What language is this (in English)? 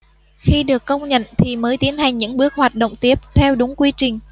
Vietnamese